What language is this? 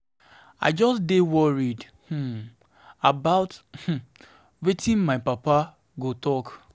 Nigerian Pidgin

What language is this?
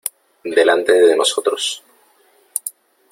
Spanish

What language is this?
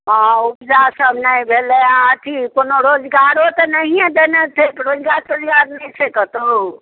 Maithili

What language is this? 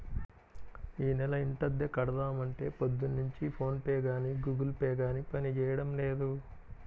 Telugu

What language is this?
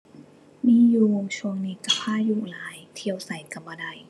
Thai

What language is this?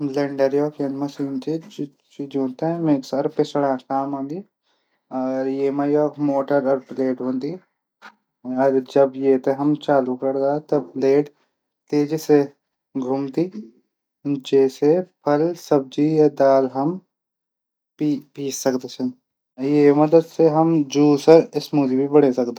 Garhwali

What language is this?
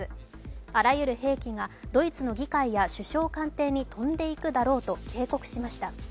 Japanese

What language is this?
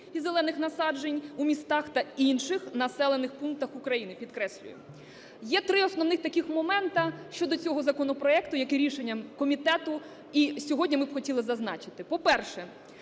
Ukrainian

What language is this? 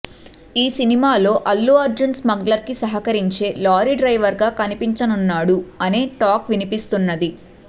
Telugu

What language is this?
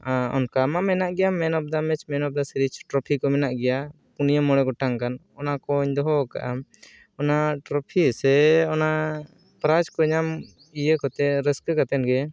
Santali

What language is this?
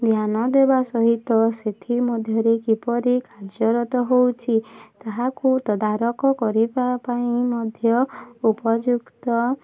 Odia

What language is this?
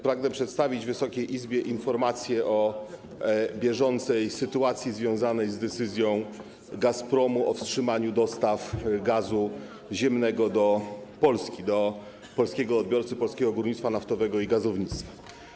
Polish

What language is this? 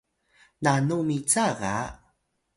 Atayal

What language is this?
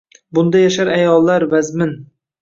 Uzbek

